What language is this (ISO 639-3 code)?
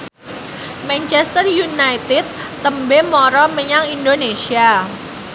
jav